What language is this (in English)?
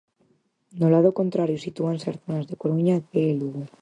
Galician